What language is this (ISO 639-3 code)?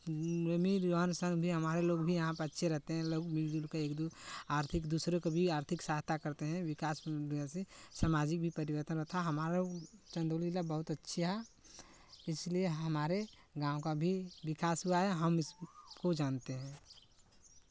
hin